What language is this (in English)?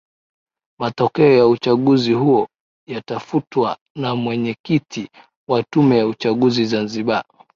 Swahili